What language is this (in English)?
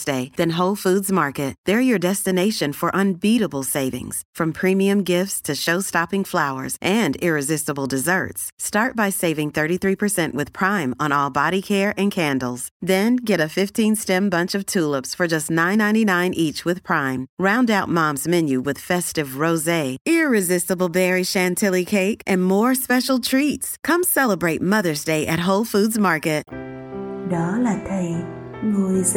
Vietnamese